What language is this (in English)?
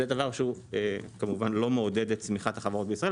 Hebrew